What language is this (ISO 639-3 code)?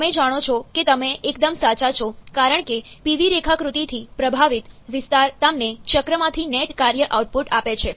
guj